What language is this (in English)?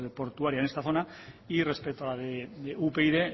Spanish